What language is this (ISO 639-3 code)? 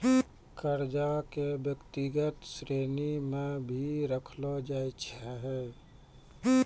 mai